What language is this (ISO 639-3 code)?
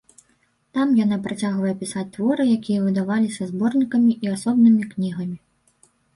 bel